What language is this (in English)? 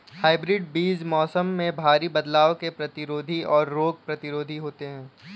Hindi